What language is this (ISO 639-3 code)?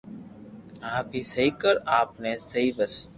lrk